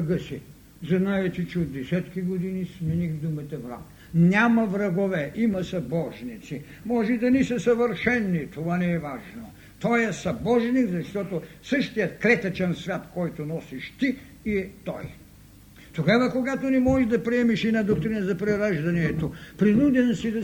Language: Bulgarian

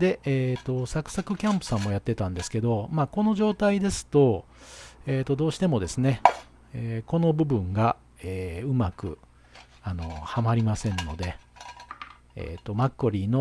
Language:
Japanese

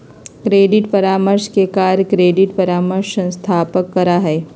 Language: Magahi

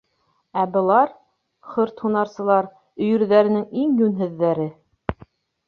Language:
Bashkir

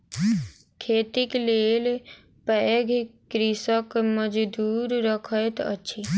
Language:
Maithili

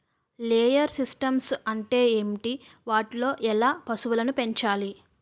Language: Telugu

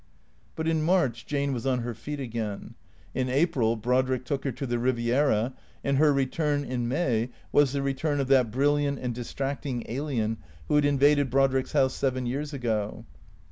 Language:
English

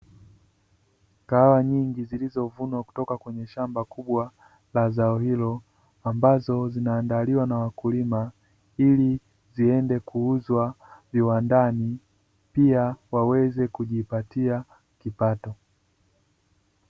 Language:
Swahili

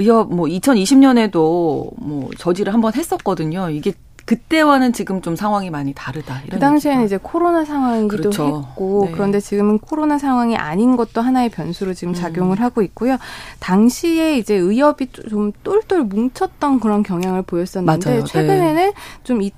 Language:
Korean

